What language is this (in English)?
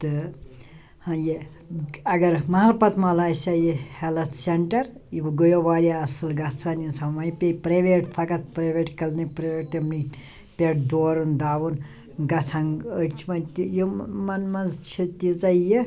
Kashmiri